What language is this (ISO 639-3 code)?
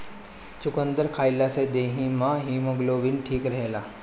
bho